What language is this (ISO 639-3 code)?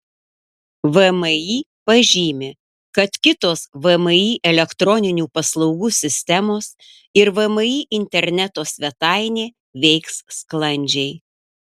lit